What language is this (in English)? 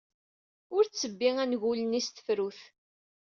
Kabyle